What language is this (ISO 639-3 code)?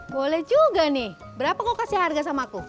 ind